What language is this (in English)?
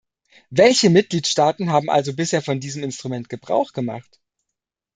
German